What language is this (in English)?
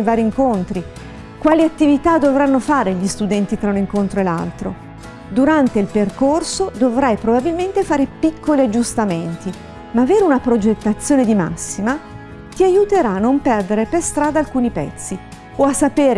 Italian